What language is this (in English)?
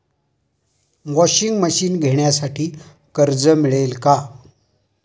Marathi